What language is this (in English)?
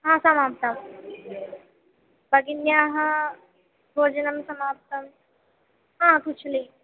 Sanskrit